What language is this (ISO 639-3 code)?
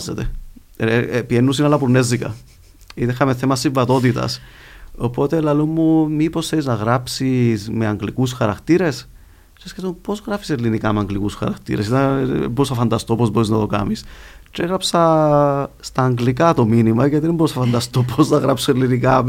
ell